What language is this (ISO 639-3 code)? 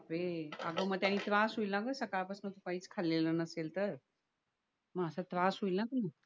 mar